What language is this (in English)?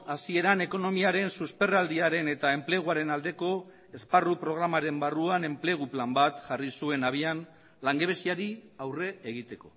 Basque